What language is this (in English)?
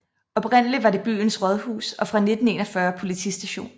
Danish